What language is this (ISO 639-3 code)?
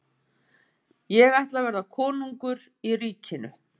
isl